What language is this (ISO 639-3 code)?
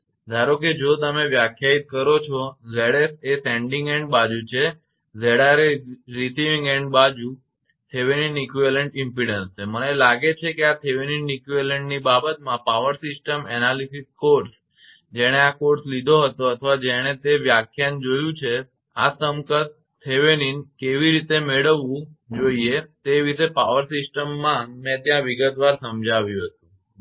guj